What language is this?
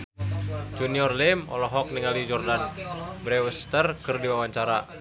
Sundanese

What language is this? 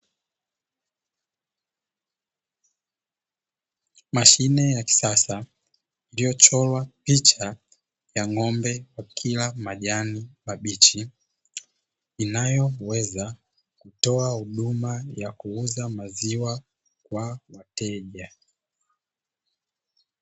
Swahili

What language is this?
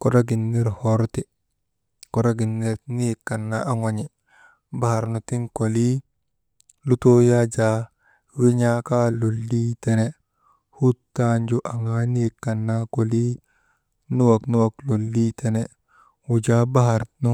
Maba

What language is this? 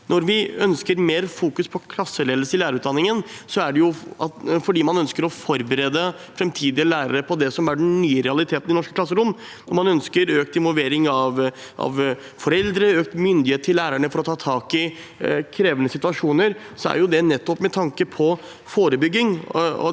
Norwegian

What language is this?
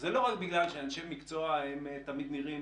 Hebrew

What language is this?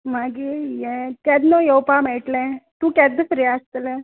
Konkani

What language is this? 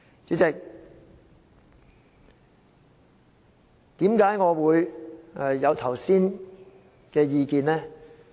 Cantonese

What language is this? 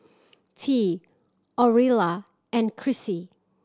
English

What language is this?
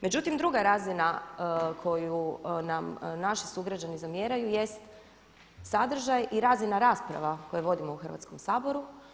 Croatian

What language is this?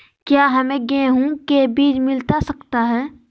Magahi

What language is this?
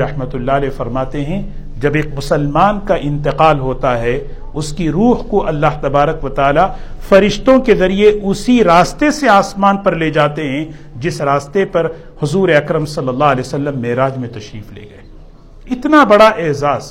Urdu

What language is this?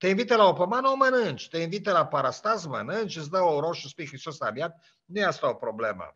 Romanian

